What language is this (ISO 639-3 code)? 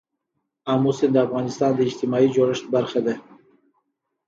pus